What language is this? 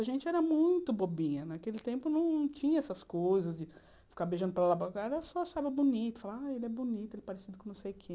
Portuguese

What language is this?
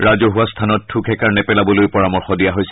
Assamese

